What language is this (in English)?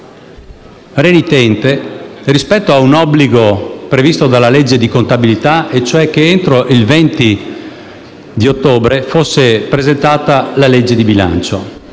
Italian